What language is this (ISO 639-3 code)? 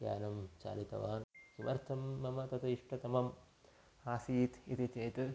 san